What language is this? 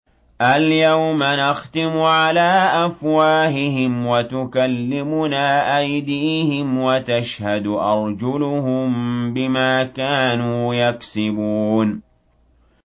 Arabic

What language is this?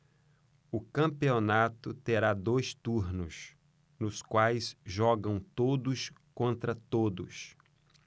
Portuguese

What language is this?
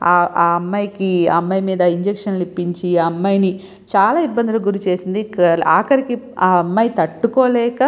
Telugu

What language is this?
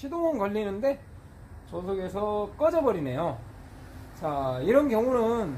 Korean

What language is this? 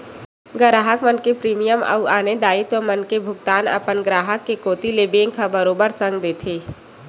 Chhattisgarhi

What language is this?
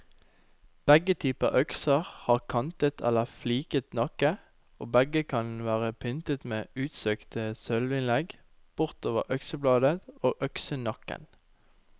Norwegian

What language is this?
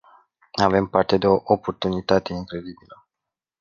Romanian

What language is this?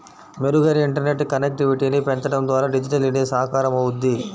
Telugu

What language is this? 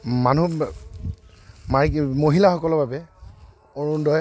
Assamese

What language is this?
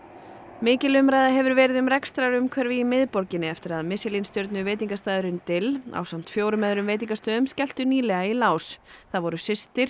Icelandic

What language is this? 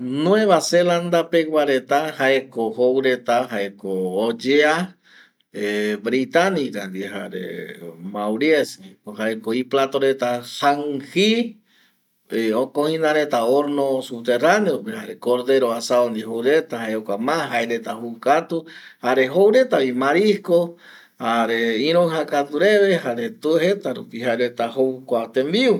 Eastern Bolivian Guaraní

